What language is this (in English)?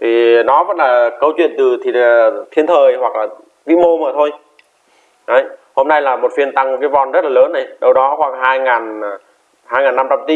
Vietnamese